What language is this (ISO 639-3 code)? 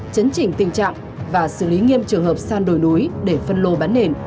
vie